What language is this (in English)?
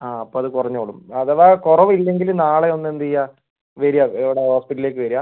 Malayalam